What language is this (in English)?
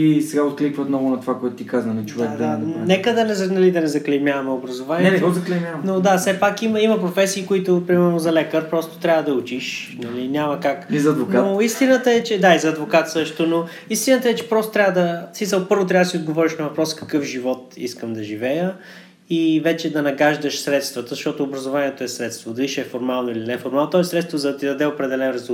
Bulgarian